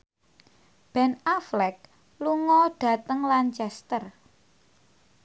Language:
Javanese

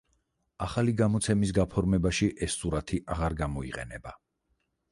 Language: Georgian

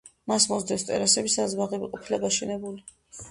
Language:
Georgian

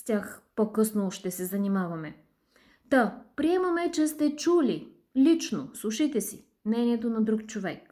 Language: Bulgarian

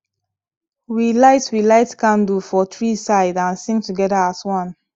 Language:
Nigerian Pidgin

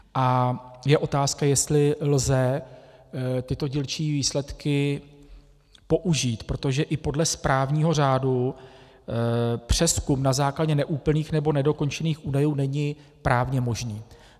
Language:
Czech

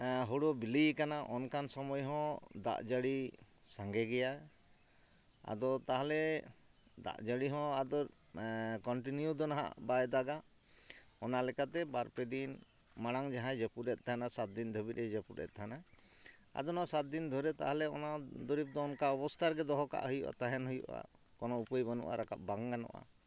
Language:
Santali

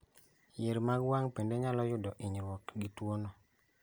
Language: Luo (Kenya and Tanzania)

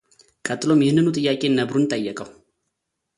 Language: Amharic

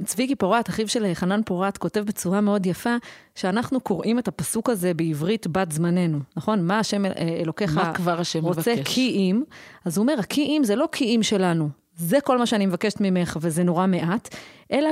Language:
Hebrew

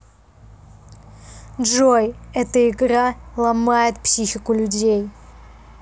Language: Russian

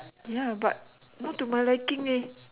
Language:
English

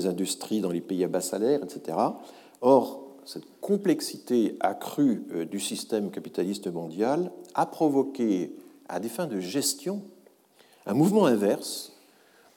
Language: French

